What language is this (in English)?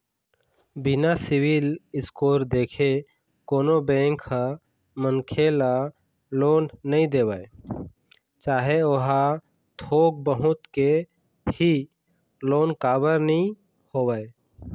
Chhattisgarhi